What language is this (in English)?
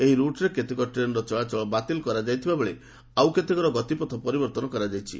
Odia